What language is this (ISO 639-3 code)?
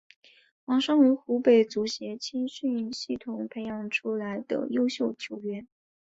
zho